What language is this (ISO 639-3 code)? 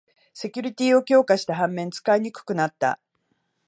jpn